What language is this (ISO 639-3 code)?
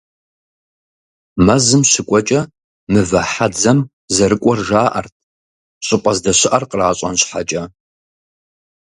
kbd